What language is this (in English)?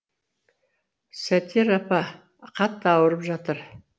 Kazakh